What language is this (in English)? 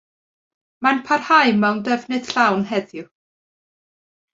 Welsh